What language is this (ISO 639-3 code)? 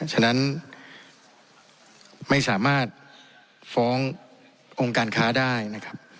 tha